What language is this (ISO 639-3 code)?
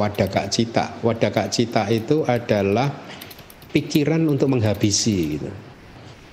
ind